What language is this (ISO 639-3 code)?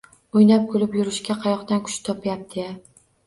uzb